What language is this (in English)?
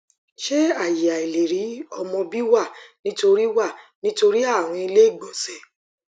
Yoruba